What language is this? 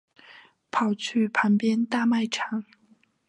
Chinese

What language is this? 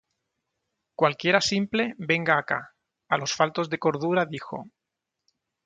Spanish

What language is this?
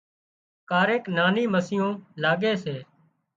Wadiyara Koli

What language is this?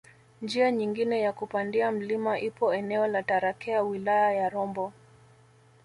Swahili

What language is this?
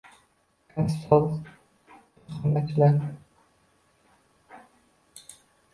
Uzbek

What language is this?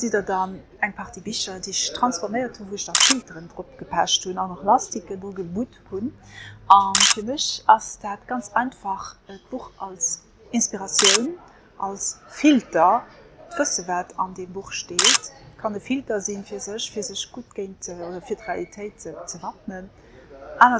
French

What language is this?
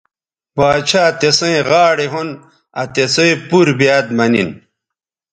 Bateri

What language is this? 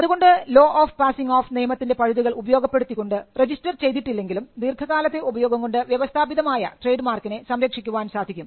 Malayalam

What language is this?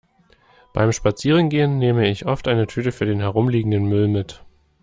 German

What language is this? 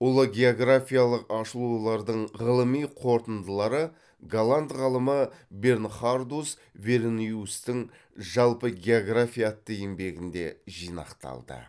Kazakh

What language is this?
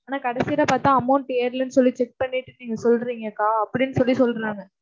Tamil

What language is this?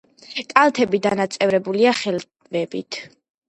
Georgian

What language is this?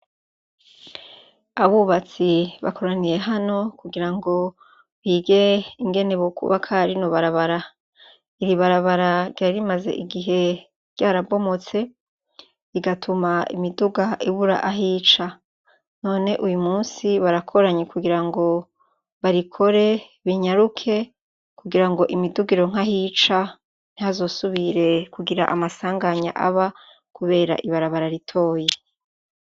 Rundi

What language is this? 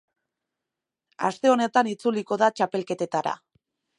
Basque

